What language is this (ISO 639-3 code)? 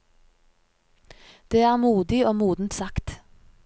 nor